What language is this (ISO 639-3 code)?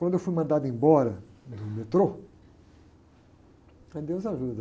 por